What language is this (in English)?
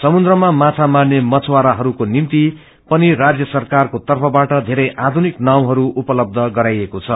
Nepali